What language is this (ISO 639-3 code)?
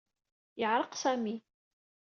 kab